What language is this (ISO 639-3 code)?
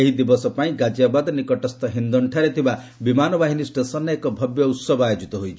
ori